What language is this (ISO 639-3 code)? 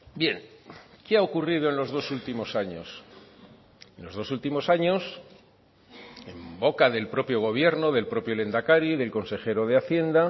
spa